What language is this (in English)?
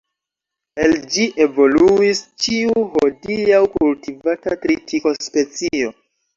Esperanto